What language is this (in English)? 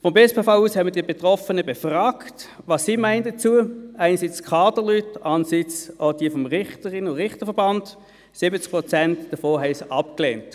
Swiss German